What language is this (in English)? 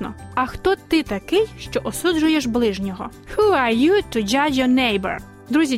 Ukrainian